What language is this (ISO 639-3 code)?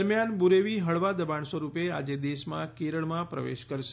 guj